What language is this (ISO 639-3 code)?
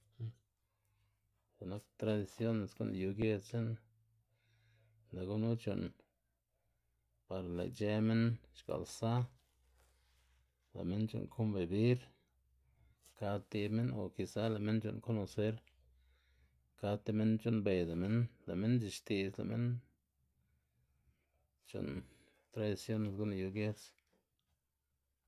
ztg